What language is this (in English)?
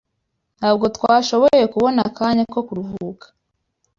Kinyarwanda